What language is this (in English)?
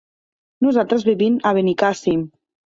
Catalan